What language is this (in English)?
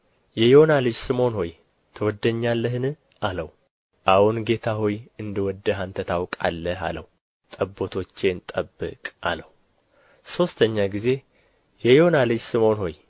Amharic